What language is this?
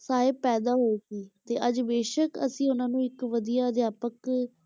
Punjabi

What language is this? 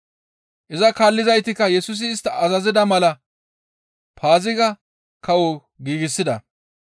Gamo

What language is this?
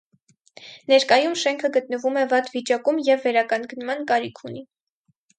Armenian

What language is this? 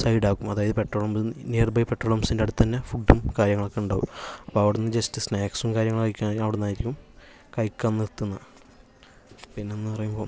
Malayalam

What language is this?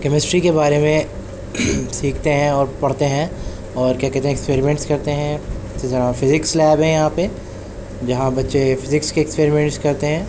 Urdu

